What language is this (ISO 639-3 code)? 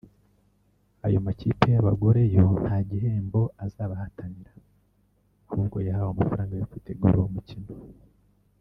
kin